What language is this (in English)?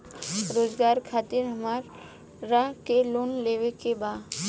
Bhojpuri